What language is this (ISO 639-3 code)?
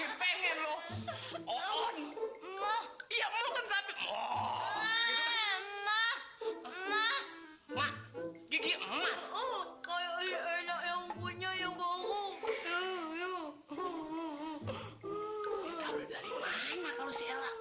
ind